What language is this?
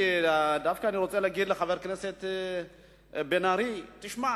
Hebrew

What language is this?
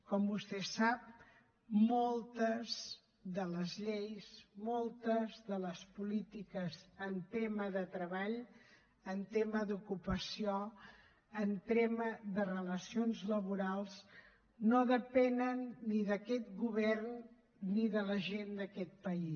Catalan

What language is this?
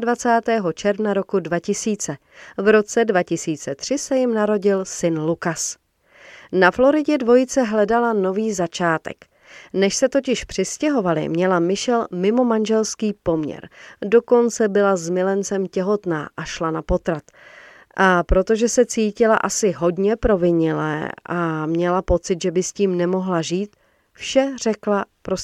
Czech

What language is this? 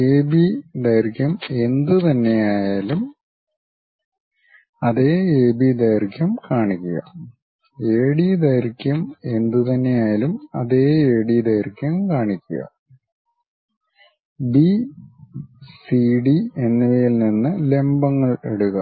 Malayalam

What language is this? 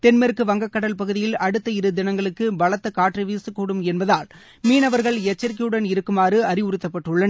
Tamil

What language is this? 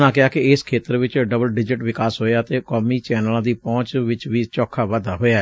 Punjabi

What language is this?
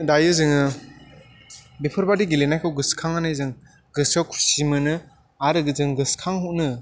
Bodo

